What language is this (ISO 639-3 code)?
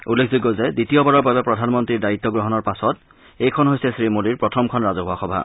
asm